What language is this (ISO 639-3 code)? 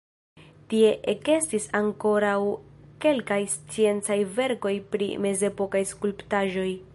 epo